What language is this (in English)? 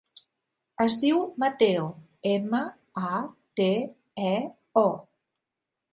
Catalan